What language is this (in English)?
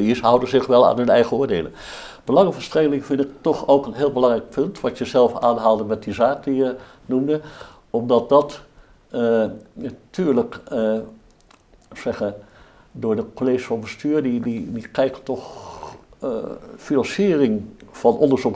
Dutch